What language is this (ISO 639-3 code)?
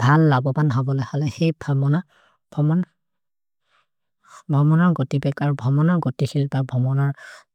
mrr